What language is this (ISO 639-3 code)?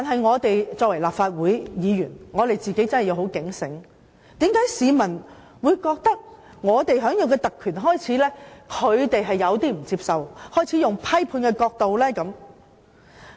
yue